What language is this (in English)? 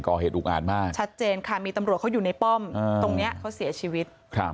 Thai